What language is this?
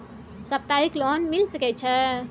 Maithili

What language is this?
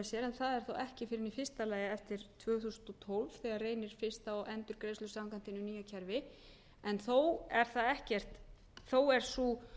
Icelandic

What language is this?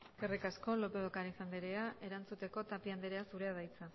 Basque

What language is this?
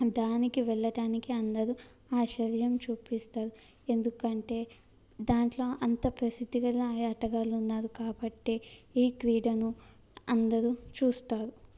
Telugu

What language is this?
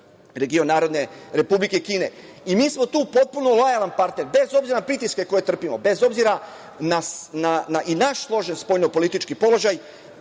Serbian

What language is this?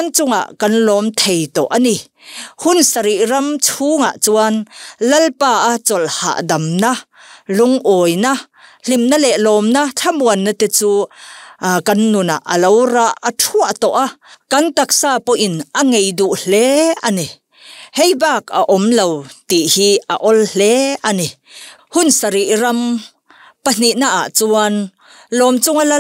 Thai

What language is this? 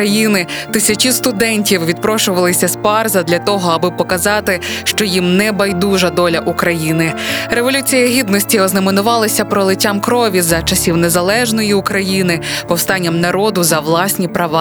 Ukrainian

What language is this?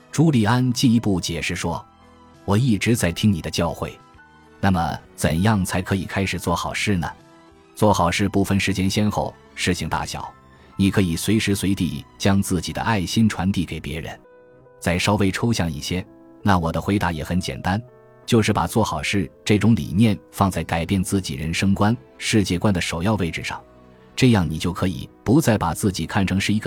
Chinese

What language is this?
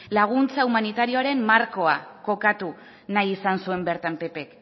Basque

